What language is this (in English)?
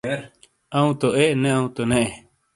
Shina